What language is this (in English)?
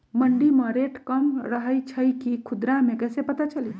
Magahi